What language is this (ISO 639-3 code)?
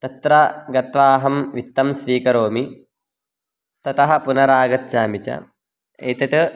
san